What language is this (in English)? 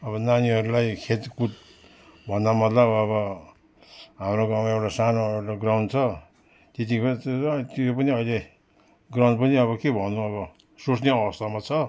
Nepali